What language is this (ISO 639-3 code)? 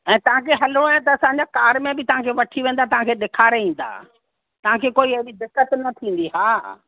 snd